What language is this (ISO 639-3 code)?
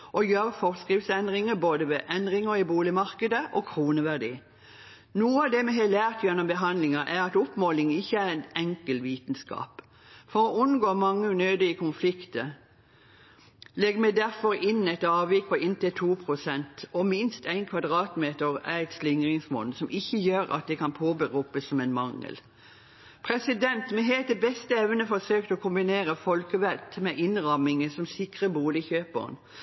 nob